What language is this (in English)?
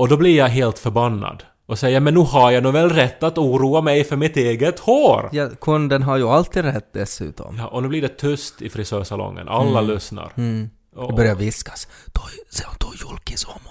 Swedish